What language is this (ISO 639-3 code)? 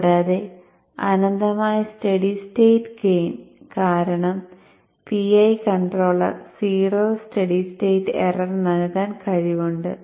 mal